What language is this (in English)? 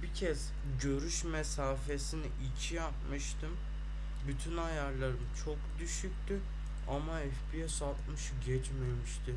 Turkish